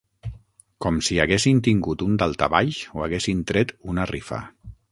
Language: Catalan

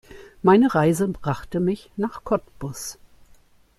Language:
German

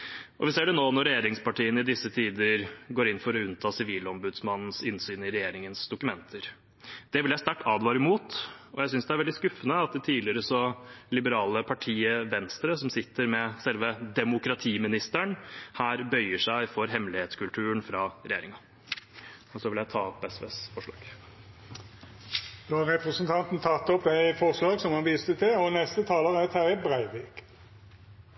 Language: Norwegian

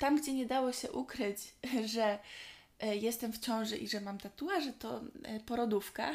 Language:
Polish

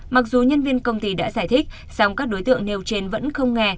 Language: Vietnamese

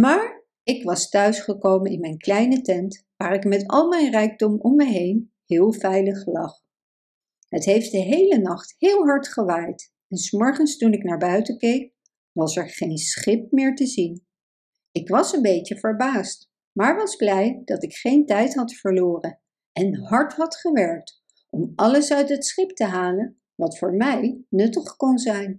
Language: Dutch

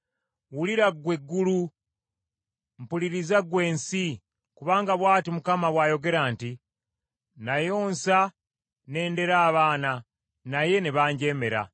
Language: Ganda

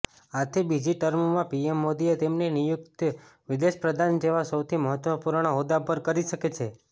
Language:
Gujarati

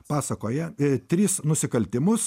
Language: Lithuanian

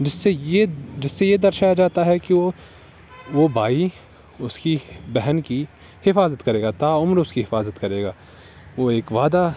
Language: Urdu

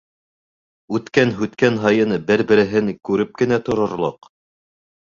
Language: Bashkir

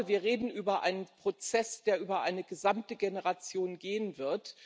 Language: German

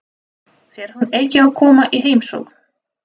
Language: Icelandic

